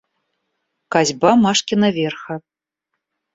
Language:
Russian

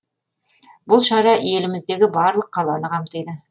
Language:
Kazakh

